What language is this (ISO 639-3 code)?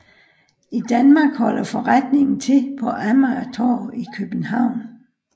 dan